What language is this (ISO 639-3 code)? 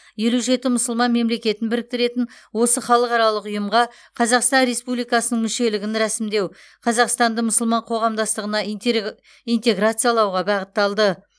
kaz